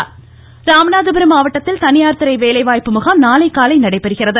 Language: Tamil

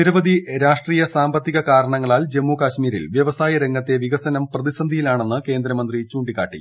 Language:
Malayalam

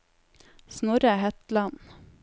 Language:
Norwegian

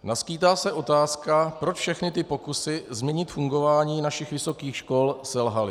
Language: Czech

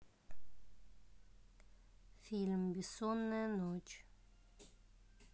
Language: Russian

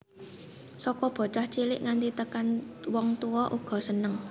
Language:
Javanese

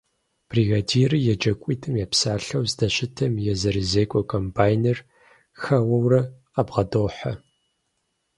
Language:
Kabardian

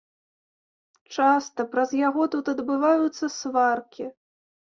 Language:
Belarusian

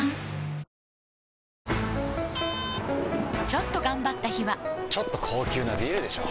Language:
Japanese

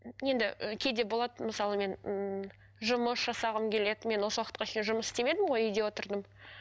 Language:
Kazakh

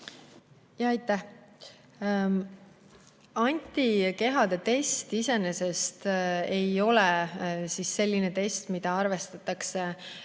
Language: Estonian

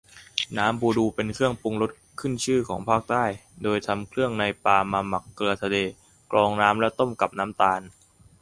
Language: Thai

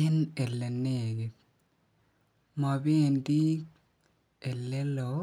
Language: Kalenjin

